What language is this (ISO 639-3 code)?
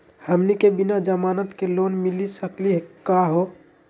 mag